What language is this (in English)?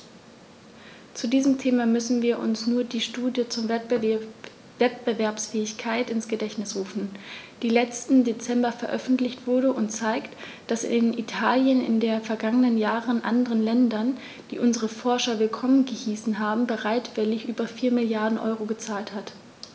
German